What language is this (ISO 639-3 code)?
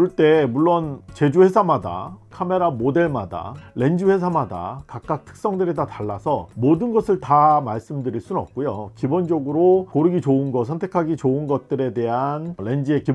kor